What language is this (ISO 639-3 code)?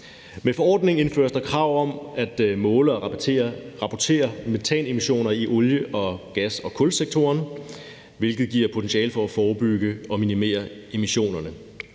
dan